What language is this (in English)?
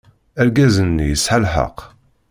Kabyle